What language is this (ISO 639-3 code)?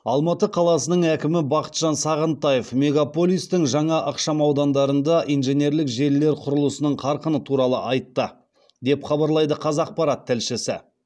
kaz